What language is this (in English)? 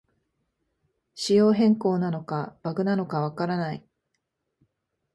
Japanese